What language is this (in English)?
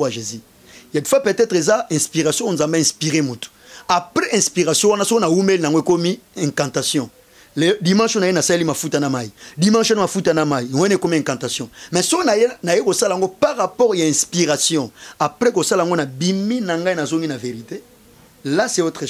French